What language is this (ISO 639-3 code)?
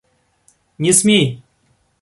rus